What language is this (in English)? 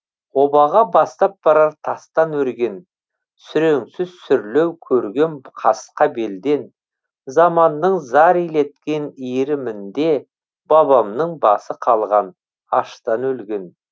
Kazakh